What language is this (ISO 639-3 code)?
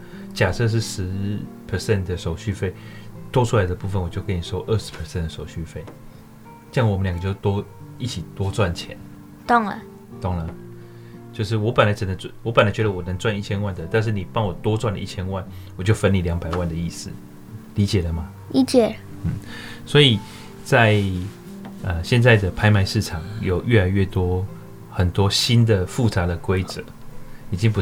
zho